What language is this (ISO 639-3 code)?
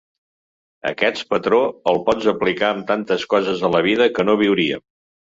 cat